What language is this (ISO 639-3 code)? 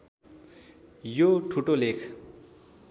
nep